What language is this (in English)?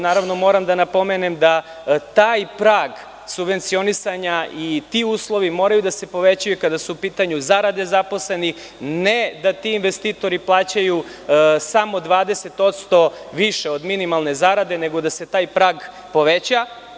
Serbian